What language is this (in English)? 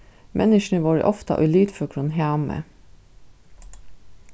Faroese